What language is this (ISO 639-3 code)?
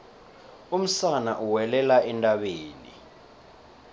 nbl